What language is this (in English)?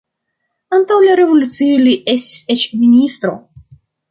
Esperanto